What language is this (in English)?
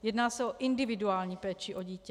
Czech